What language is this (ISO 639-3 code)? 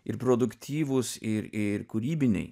lit